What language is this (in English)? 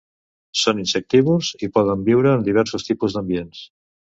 Catalan